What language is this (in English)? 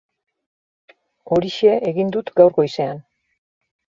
Basque